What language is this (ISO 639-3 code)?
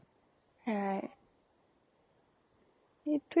asm